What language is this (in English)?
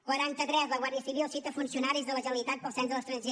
Catalan